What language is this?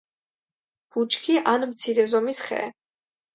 Georgian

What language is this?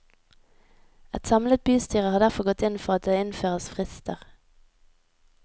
Norwegian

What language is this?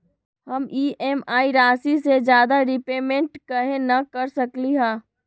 Magahi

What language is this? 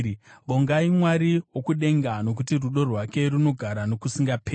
Shona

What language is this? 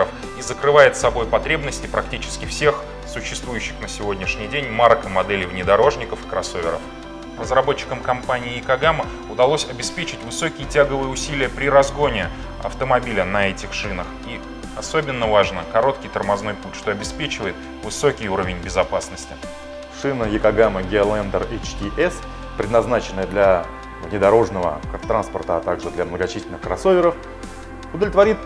Russian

